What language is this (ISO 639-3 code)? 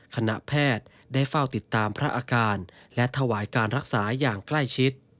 tha